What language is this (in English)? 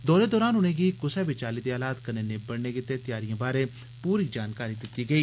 Dogri